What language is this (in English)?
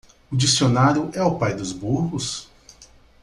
Portuguese